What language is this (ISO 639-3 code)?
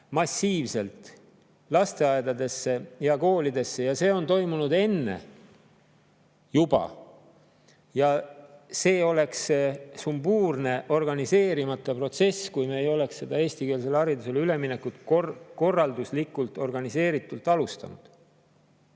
est